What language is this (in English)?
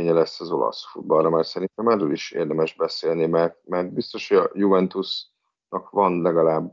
Hungarian